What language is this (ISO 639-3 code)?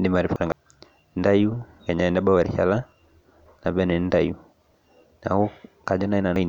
mas